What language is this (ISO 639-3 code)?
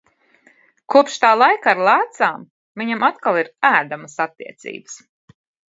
lav